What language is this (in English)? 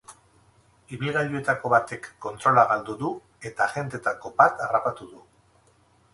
Basque